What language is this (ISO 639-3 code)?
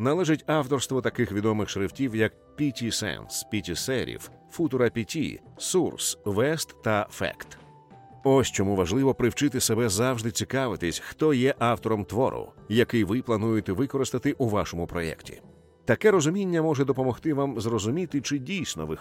ukr